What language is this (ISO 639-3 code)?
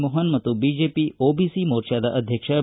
kan